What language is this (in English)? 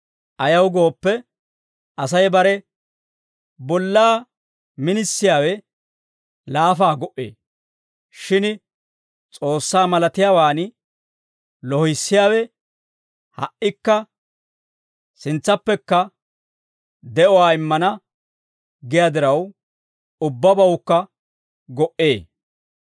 Dawro